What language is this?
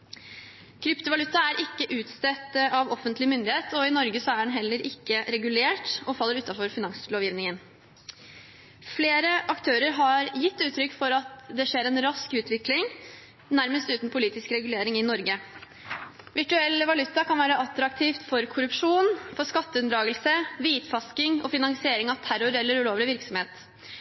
Norwegian Bokmål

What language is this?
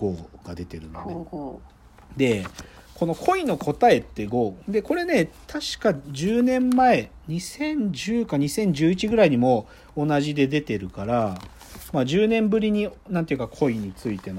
Japanese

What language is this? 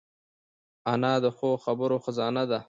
Pashto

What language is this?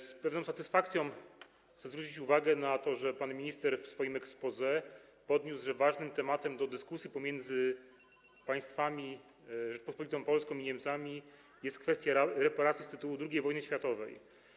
Polish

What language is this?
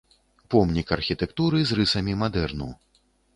Belarusian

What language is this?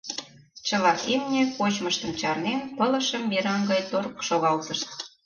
Mari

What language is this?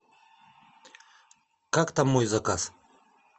Russian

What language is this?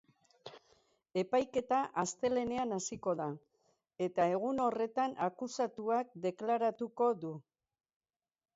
Basque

